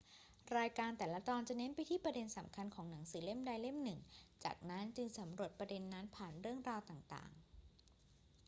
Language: Thai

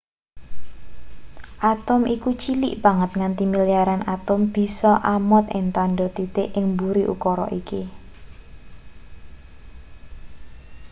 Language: Javanese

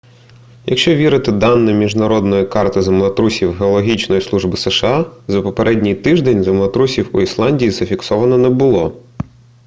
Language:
Ukrainian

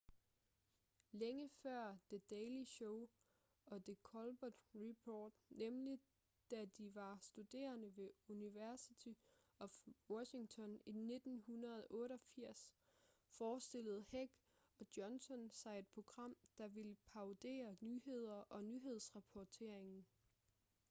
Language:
Danish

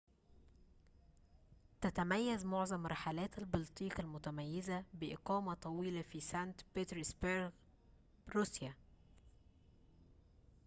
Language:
Arabic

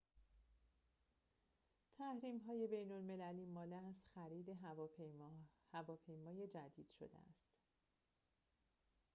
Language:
Persian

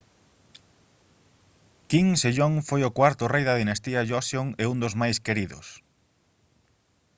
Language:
Galician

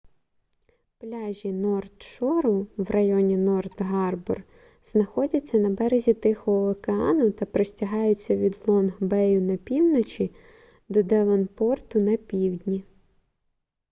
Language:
Ukrainian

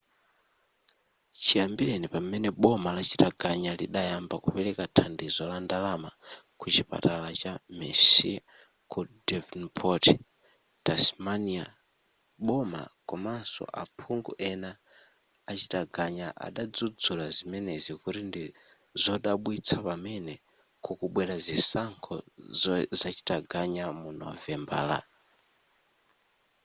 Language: Nyanja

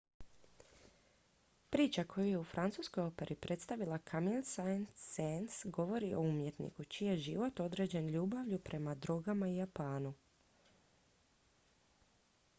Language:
Croatian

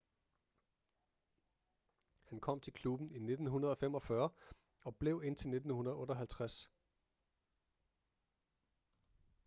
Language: Danish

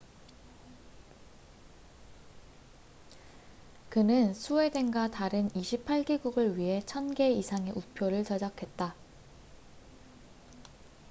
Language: Korean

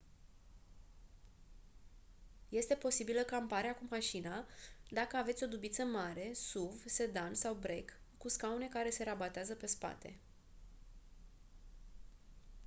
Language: Romanian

